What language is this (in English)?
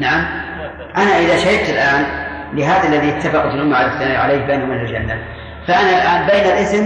Arabic